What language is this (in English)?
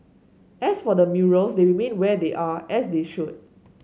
English